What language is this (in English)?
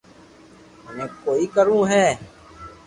Loarki